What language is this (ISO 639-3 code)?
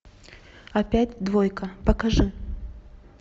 rus